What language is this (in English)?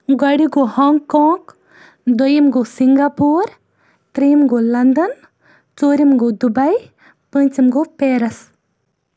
Kashmiri